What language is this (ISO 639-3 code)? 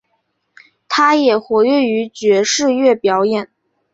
zho